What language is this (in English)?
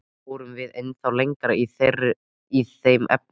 Icelandic